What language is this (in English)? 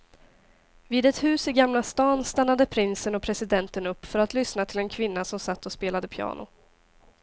Swedish